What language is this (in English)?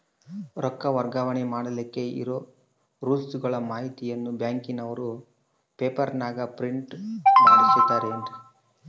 Kannada